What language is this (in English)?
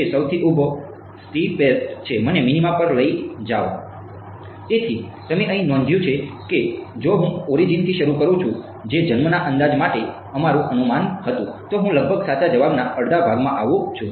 Gujarati